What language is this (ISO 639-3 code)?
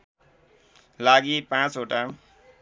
nep